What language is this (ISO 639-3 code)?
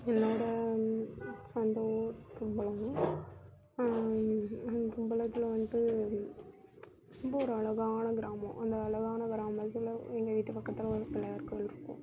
tam